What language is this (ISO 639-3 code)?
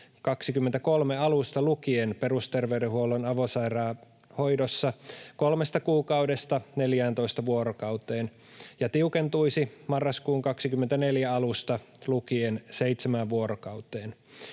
fin